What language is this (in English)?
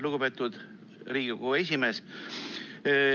Estonian